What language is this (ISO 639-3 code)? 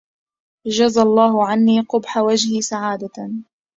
ara